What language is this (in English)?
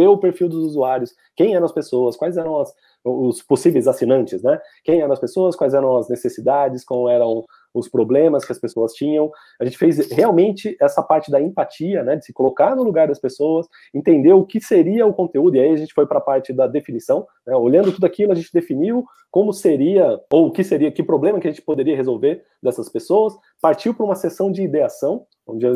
Portuguese